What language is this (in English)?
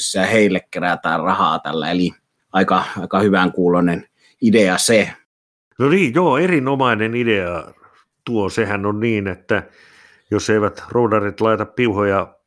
Finnish